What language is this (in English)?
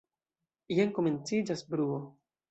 Esperanto